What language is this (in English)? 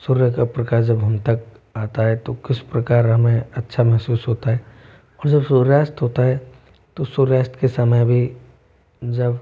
Hindi